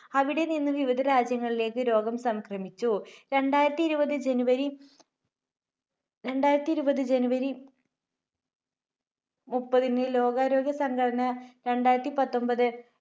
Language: Malayalam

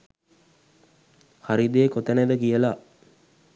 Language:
Sinhala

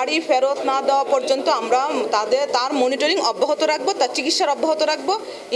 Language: Turkish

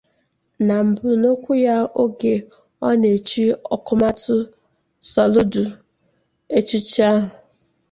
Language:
Igbo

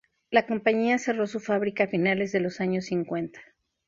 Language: Spanish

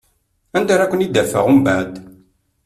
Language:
Kabyle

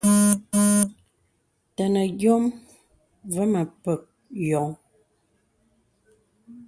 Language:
Bebele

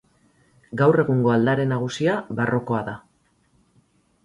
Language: Basque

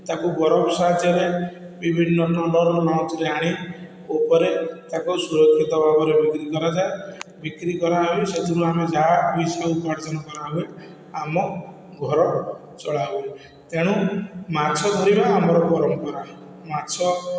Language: Odia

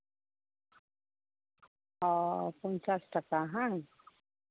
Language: Santali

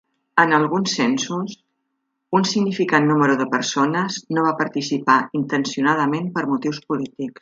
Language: Catalan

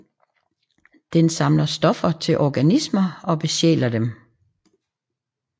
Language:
Danish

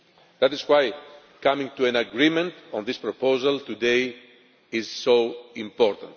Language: English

